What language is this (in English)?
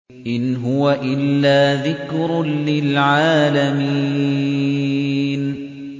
Arabic